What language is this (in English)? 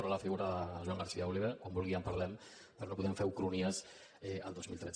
Catalan